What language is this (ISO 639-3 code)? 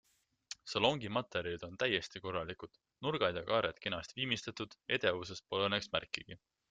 est